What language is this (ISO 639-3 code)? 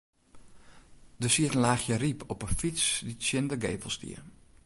fry